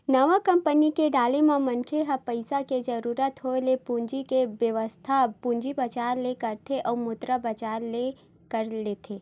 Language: Chhattisgarhi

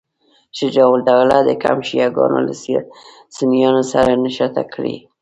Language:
Pashto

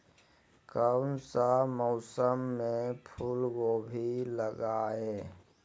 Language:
Magahi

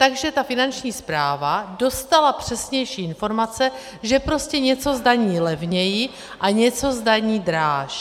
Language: Czech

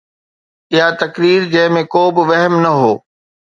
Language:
Sindhi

